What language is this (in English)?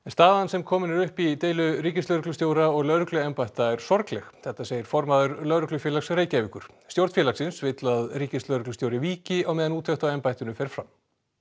Icelandic